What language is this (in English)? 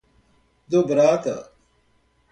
Portuguese